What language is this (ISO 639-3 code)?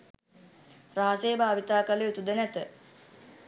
sin